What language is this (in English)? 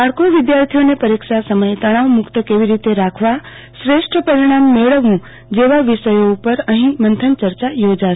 Gujarati